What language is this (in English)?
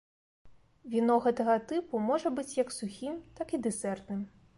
Belarusian